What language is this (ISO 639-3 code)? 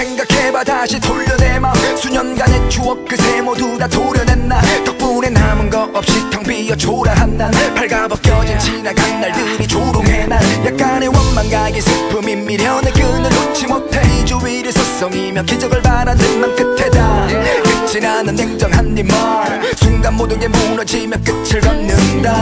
kor